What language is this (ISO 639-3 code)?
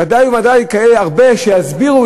heb